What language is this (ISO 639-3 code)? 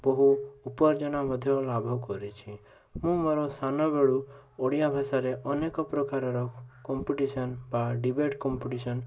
ori